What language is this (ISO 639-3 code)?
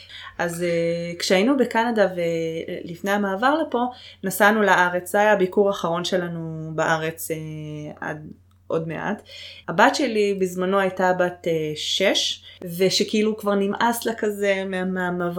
heb